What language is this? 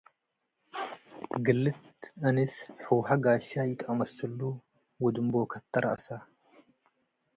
Tigre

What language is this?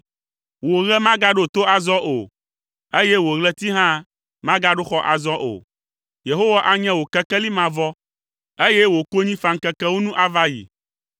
Ewe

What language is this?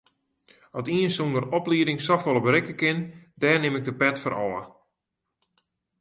Western Frisian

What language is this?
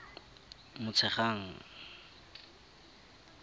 Tswana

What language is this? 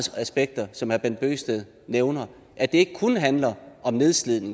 Danish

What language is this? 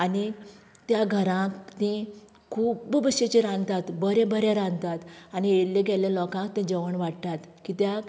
Konkani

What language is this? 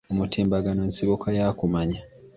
Ganda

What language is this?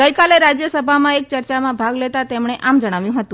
Gujarati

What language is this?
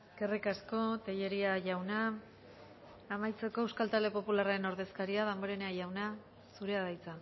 Basque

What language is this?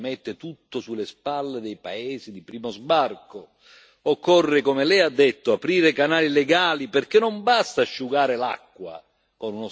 Italian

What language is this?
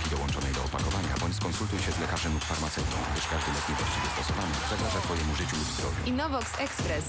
Polish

